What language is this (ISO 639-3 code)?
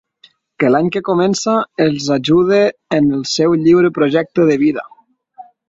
cat